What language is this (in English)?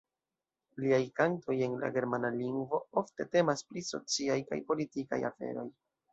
Esperanto